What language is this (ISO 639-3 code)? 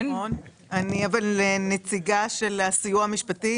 heb